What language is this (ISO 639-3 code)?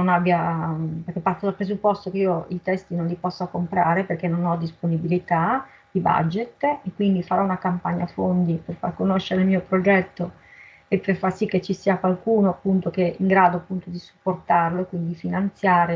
ita